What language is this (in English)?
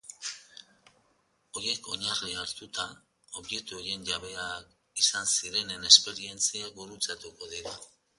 Basque